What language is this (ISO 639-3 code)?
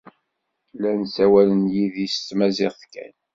kab